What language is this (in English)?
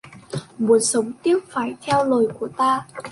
Vietnamese